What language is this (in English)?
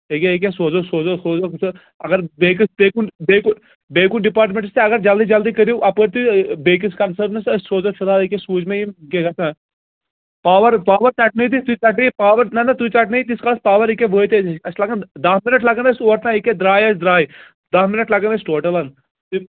Kashmiri